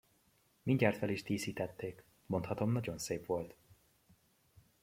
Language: Hungarian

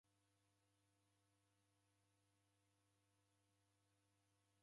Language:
Taita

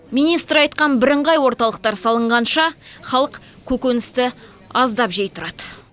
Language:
Kazakh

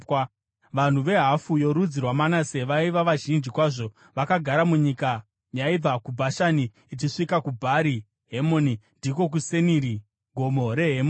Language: Shona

